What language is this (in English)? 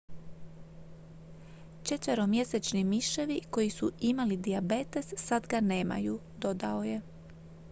Croatian